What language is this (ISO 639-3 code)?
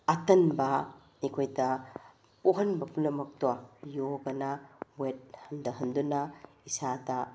mni